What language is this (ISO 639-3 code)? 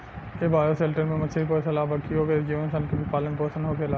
bho